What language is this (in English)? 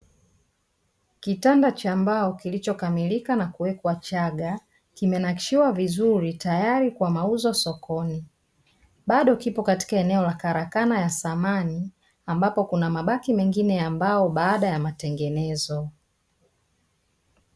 Swahili